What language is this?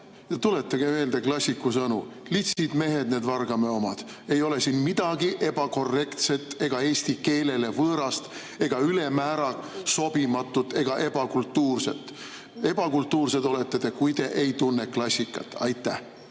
Estonian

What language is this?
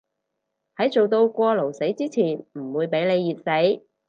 Cantonese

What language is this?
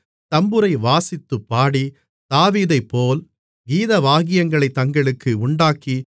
Tamil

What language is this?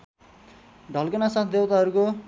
Nepali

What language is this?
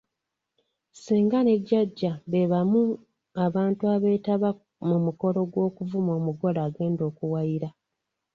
Ganda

